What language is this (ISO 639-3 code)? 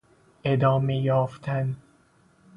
fas